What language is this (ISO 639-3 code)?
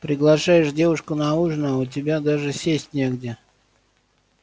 rus